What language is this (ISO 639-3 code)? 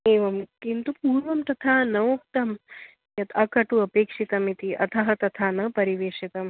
san